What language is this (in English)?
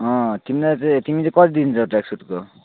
Nepali